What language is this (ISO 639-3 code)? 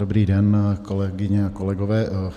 ces